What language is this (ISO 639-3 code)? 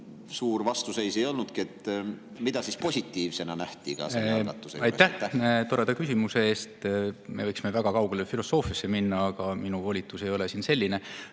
est